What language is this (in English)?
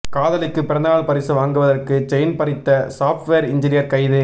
Tamil